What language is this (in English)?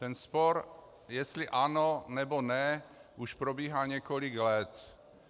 Czech